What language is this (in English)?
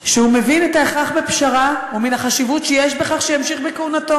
Hebrew